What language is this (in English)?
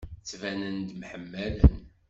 Kabyle